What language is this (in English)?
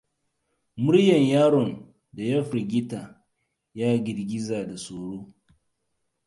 Hausa